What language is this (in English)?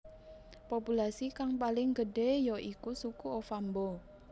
Javanese